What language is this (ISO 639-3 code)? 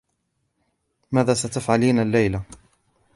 ara